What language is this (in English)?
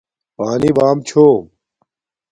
Domaaki